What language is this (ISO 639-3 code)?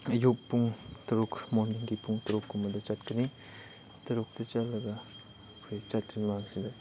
mni